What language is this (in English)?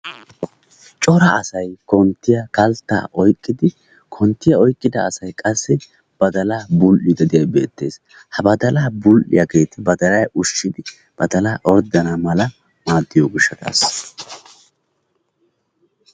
Wolaytta